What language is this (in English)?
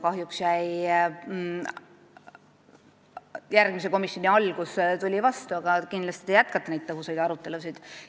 Estonian